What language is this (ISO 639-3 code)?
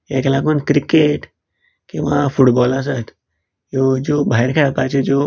kok